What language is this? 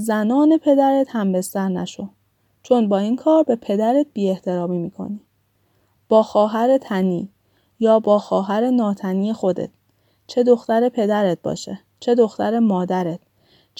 Persian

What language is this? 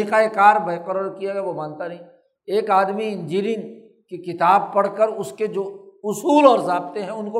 Urdu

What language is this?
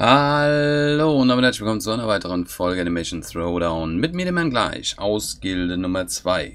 German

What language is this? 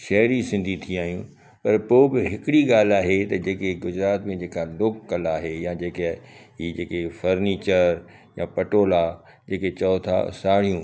Sindhi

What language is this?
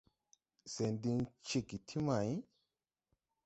Tupuri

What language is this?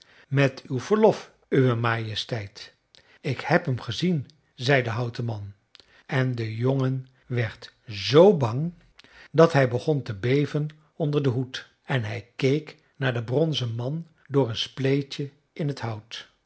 Dutch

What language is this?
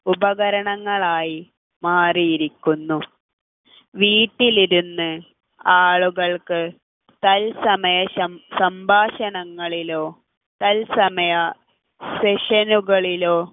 Malayalam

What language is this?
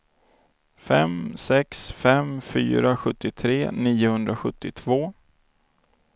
Swedish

